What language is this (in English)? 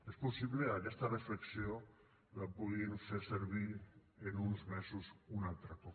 Catalan